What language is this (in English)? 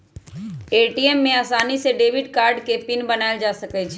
Magahi